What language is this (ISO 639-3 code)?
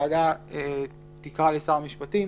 heb